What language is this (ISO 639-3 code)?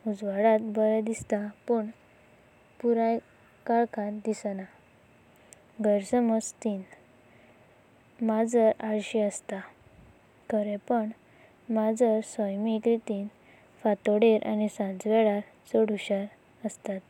kok